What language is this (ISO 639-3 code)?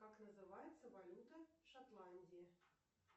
rus